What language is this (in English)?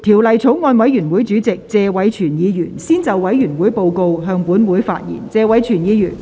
Cantonese